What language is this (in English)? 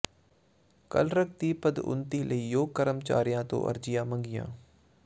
Punjabi